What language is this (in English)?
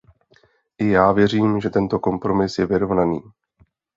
Czech